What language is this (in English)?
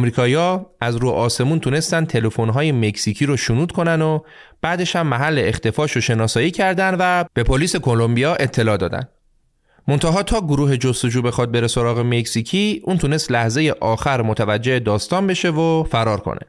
Persian